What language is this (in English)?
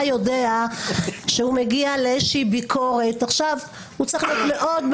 Hebrew